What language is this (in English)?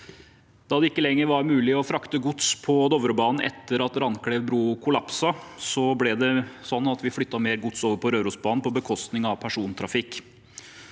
Norwegian